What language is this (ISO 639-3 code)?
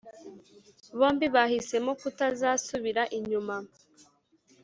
kin